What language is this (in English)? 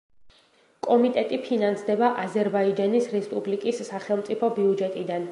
Georgian